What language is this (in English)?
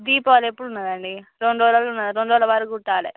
Telugu